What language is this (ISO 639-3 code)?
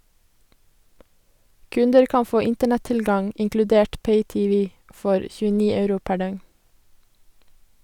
nor